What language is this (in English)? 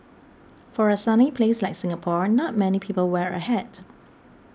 English